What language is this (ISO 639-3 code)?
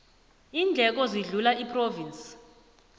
nbl